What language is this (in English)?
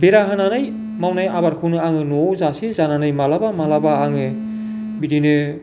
Bodo